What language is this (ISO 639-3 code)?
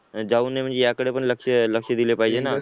mar